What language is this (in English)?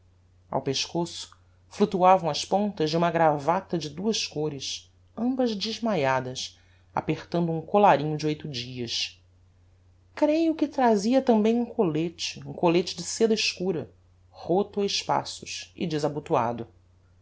Portuguese